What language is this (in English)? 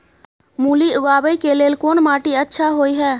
Maithili